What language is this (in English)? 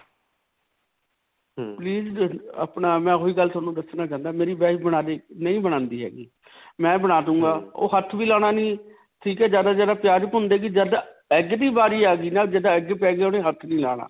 Punjabi